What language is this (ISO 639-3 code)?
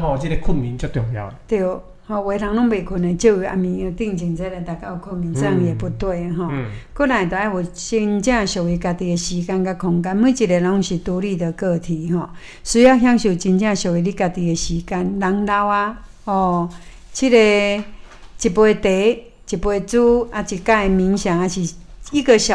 zho